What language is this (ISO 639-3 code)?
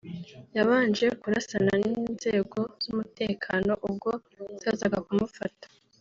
kin